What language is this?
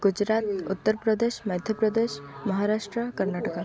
Odia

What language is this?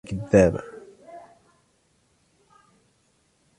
Arabic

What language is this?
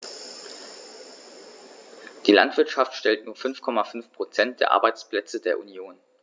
German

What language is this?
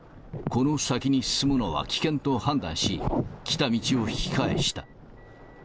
Japanese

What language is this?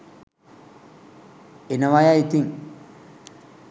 Sinhala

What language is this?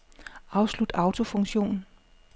Danish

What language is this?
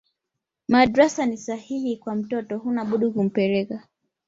Swahili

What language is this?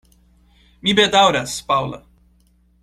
Esperanto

